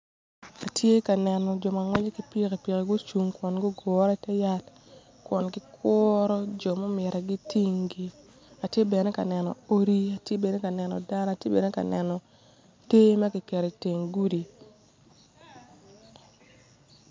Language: Acoli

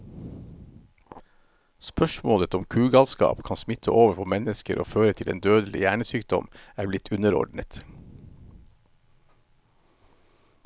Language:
Norwegian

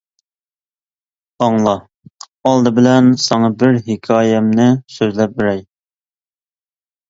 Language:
Uyghur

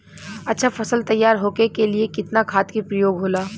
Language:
Bhojpuri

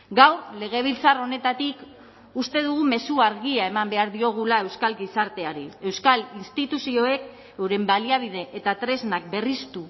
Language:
Basque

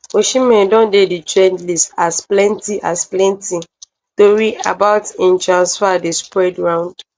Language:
Nigerian Pidgin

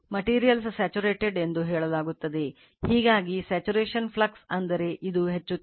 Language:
Kannada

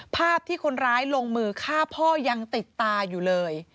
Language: Thai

